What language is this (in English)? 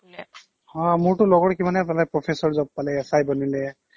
Assamese